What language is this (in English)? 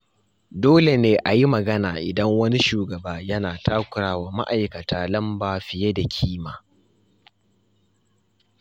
Hausa